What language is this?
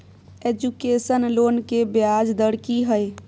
Maithili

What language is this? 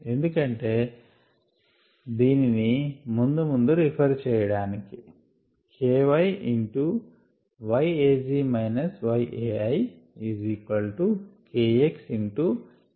Telugu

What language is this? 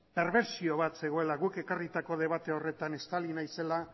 Basque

